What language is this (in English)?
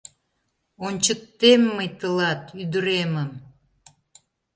Mari